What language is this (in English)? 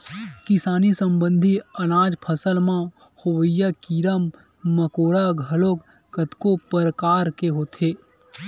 Chhattisgarhi